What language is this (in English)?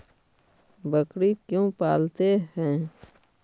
Magahi